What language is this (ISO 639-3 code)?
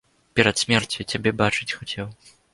bel